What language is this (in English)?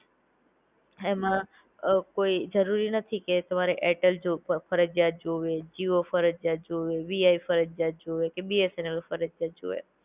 Gujarati